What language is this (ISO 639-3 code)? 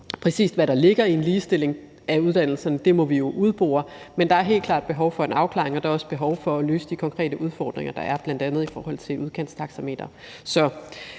dan